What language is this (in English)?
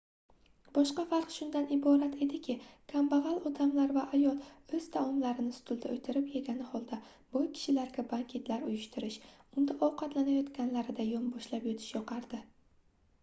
Uzbek